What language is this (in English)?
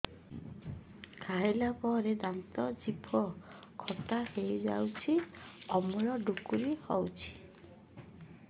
Odia